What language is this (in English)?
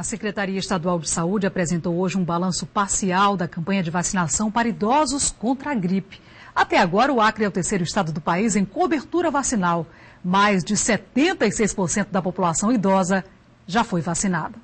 Portuguese